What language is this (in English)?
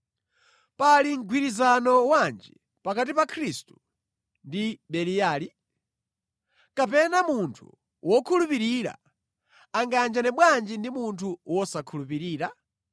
Nyanja